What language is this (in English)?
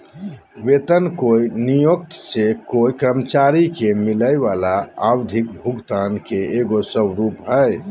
Magahi